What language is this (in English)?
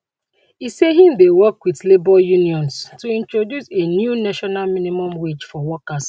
Nigerian Pidgin